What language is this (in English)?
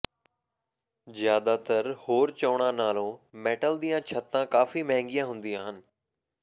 Punjabi